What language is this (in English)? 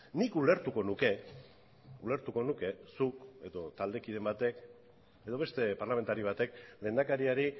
Basque